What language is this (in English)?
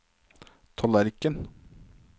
Norwegian